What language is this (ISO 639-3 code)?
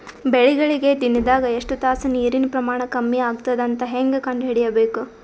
kan